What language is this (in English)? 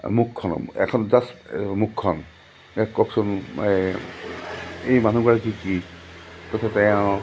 Assamese